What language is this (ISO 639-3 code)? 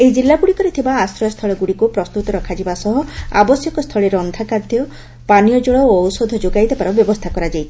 ori